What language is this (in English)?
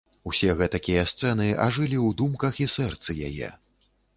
Belarusian